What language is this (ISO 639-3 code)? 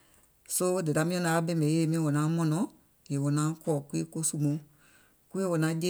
gol